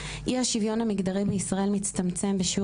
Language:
Hebrew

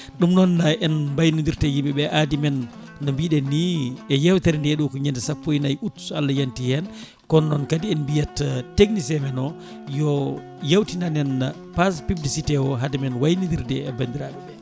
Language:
Fula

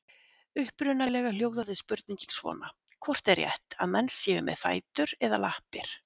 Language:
Icelandic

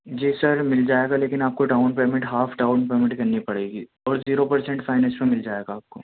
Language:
Urdu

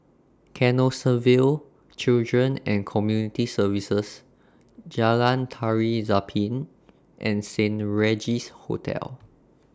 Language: English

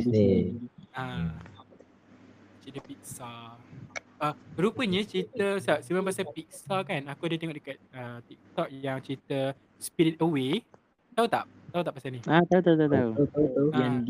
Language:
Malay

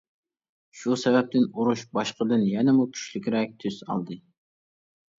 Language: Uyghur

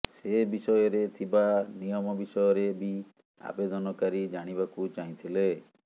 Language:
Odia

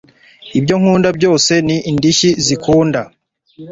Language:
Kinyarwanda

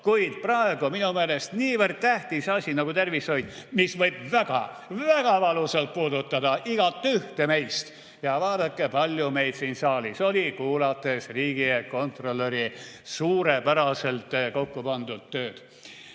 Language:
Estonian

